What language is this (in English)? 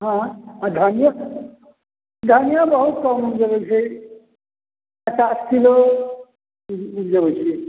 Maithili